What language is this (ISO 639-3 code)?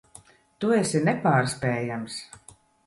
lav